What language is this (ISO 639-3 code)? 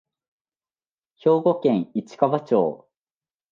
jpn